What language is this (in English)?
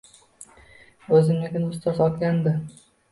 Uzbek